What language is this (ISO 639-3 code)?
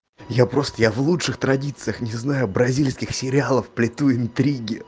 rus